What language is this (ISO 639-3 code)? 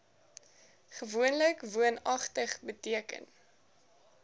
afr